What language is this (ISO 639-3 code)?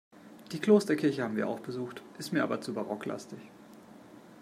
deu